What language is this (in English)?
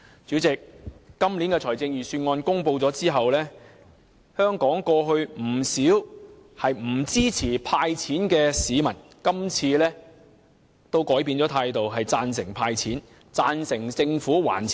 Cantonese